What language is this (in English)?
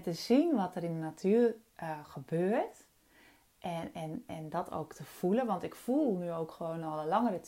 Dutch